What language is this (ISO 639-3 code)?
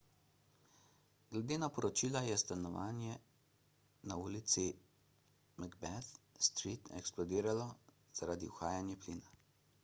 slv